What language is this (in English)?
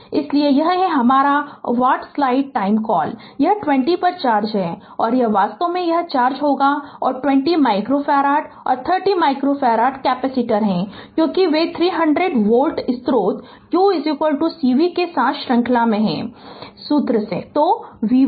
Hindi